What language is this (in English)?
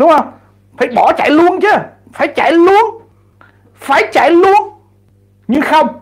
Vietnamese